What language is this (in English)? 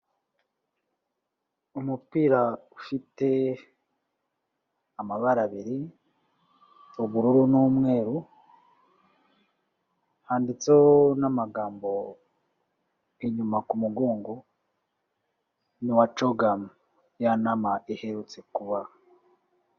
Kinyarwanda